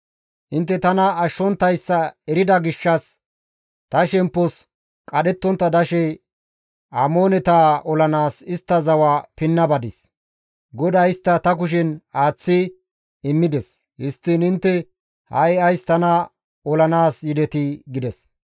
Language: Gamo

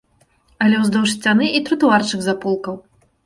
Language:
Belarusian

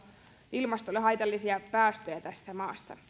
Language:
Finnish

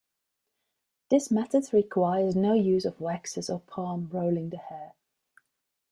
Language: English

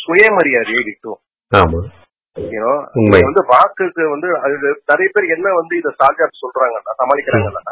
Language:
Tamil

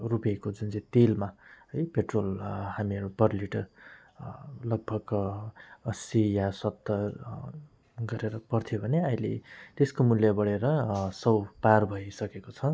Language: Nepali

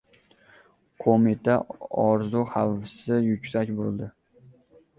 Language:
Uzbek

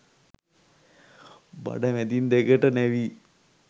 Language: Sinhala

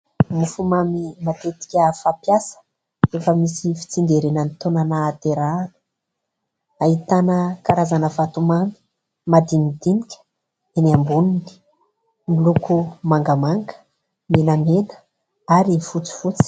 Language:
Malagasy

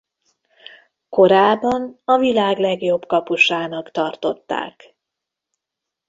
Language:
Hungarian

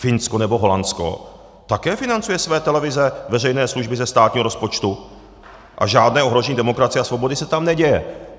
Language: Czech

